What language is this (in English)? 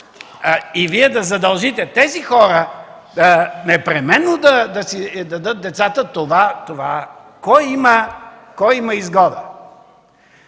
Bulgarian